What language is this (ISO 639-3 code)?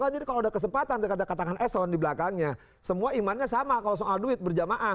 ind